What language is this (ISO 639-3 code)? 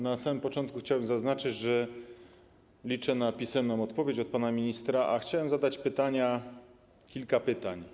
pol